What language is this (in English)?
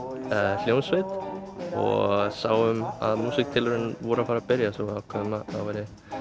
Icelandic